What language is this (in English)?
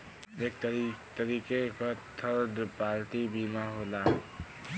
Bhojpuri